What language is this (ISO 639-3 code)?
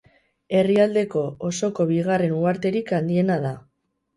eus